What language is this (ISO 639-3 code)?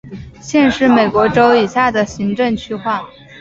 zho